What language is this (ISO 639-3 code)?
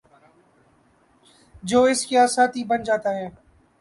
urd